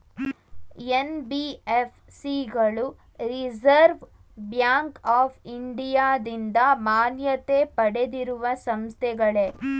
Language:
Kannada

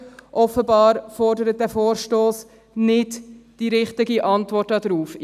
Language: Swiss German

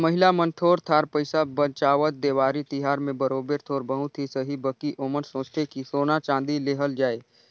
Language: Chhattisgarhi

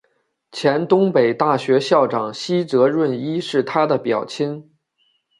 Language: Chinese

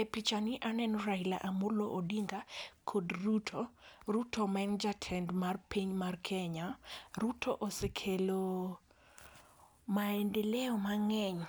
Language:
Luo (Kenya and Tanzania)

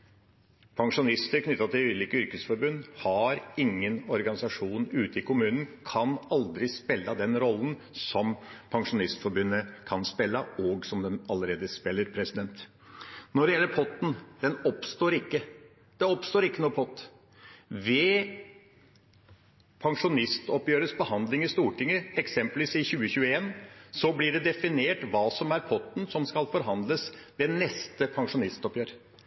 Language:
Norwegian Bokmål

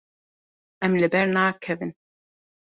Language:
Kurdish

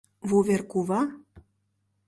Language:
Mari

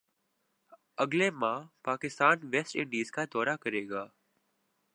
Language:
Urdu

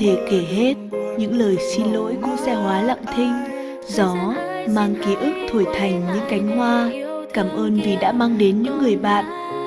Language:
Vietnamese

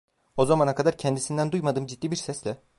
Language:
Turkish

